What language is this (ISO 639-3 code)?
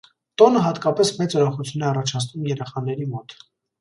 hye